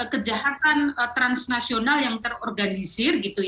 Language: Indonesian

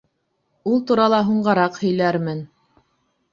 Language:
Bashkir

